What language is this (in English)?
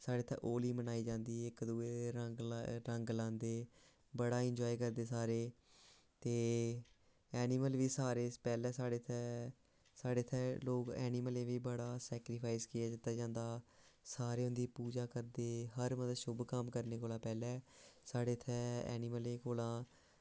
Dogri